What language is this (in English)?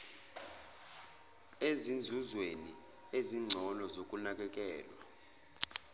Zulu